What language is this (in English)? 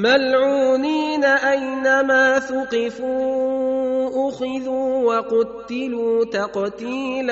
Arabic